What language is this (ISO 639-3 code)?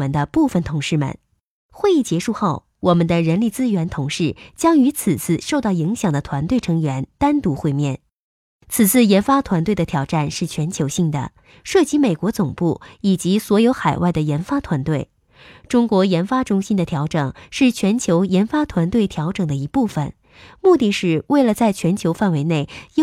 zho